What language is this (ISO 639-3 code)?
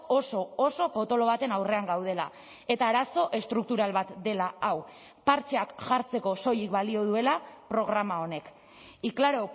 eus